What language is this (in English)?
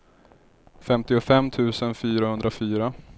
Swedish